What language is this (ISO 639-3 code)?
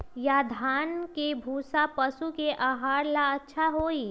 mag